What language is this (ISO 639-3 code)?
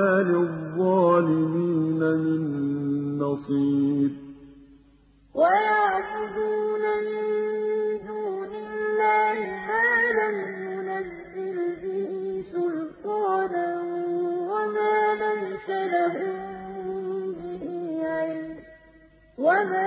ara